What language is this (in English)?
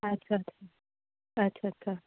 Punjabi